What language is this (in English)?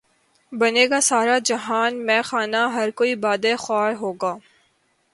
Urdu